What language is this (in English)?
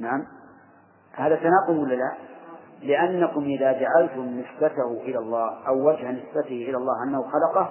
Arabic